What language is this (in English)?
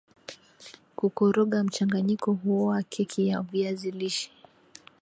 Swahili